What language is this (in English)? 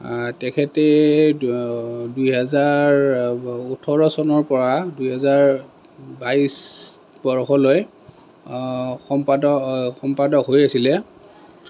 Assamese